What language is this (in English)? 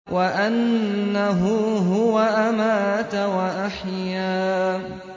Arabic